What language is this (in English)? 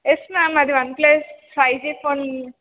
Telugu